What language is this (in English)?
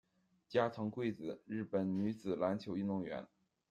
Chinese